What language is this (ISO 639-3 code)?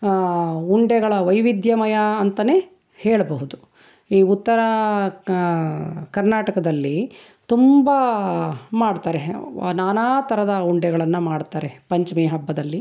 kan